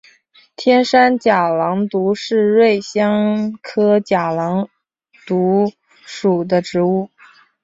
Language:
Chinese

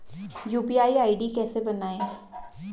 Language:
Hindi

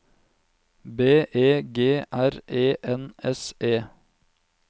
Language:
Norwegian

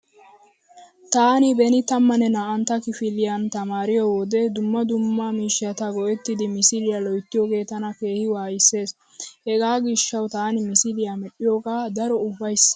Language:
Wolaytta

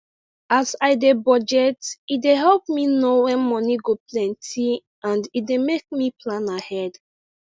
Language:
Nigerian Pidgin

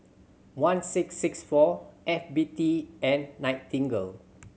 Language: English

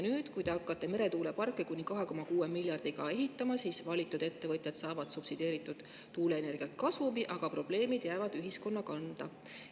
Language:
Estonian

